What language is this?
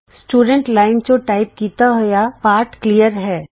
Punjabi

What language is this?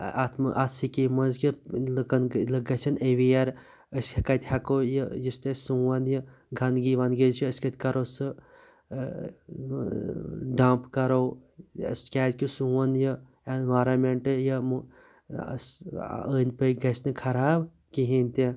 Kashmiri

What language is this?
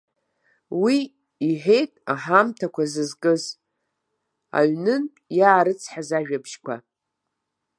Abkhazian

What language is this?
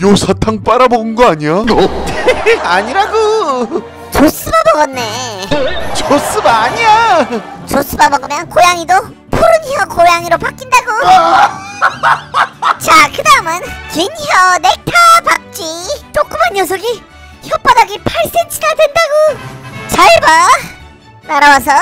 Korean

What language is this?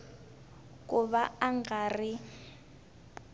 Tsonga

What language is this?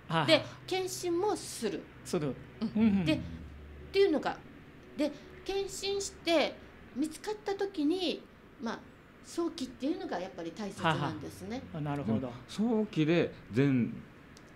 Japanese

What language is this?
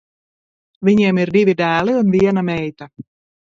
Latvian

